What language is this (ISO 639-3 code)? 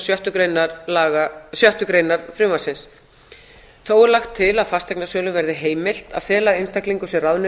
isl